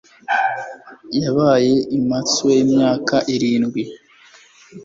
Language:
Kinyarwanda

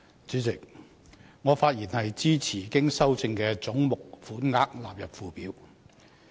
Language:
Cantonese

